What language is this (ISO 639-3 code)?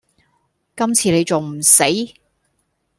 yue